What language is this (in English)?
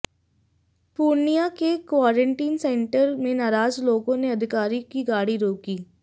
Hindi